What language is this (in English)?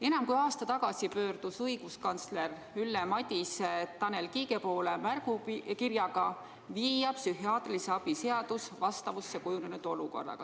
Estonian